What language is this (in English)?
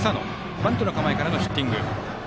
Japanese